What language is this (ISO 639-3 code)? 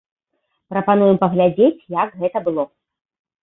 bel